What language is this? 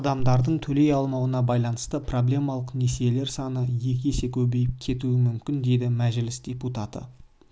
Kazakh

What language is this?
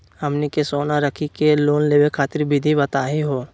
Magahi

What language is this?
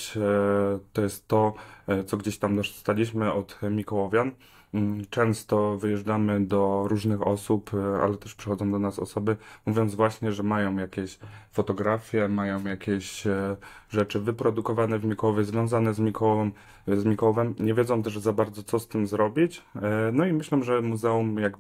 Polish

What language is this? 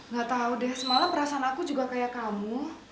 Indonesian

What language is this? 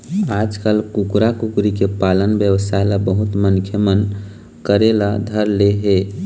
Chhattisgarhi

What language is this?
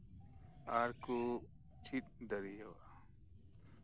Santali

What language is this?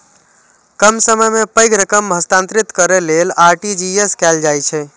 Maithili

